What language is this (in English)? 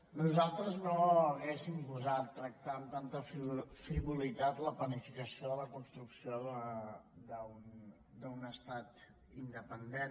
Catalan